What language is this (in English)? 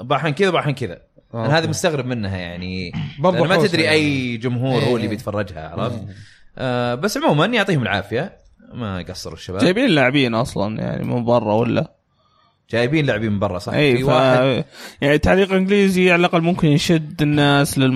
Arabic